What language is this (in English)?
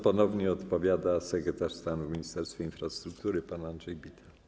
Polish